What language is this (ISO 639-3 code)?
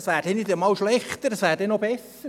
gsw